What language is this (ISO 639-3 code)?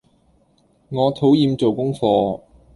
yue